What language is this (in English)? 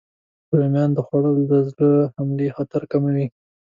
Pashto